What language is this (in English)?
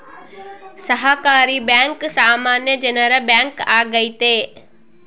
Kannada